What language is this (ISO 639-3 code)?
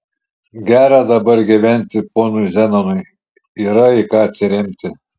lit